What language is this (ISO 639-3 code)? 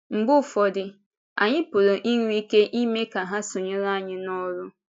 ibo